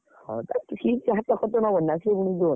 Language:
Odia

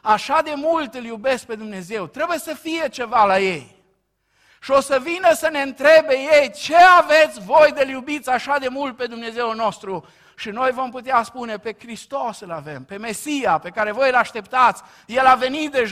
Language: Romanian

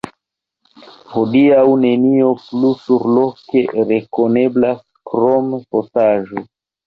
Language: Esperanto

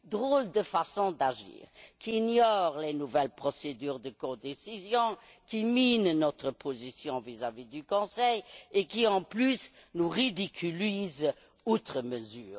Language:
French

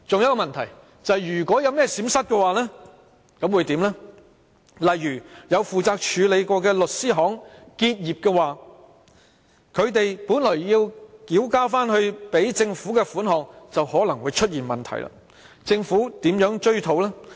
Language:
Cantonese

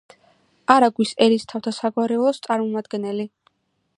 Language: Georgian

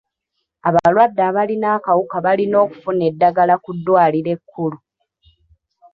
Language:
Ganda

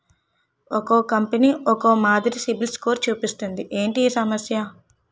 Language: Telugu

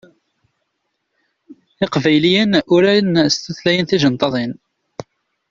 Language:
Kabyle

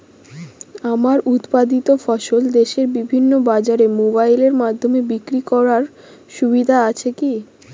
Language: Bangla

